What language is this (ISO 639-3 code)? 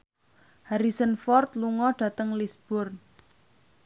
jav